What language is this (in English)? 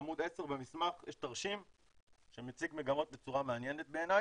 Hebrew